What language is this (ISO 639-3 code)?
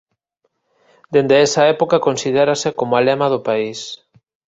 glg